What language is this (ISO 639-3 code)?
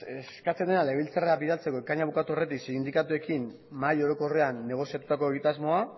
eus